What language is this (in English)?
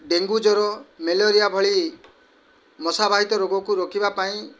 Odia